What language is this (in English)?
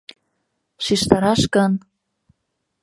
Mari